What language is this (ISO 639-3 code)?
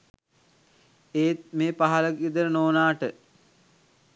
sin